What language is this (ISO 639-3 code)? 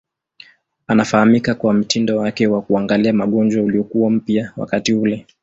swa